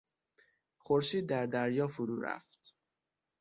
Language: Persian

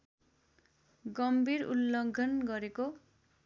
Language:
Nepali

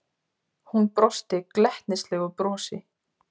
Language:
Icelandic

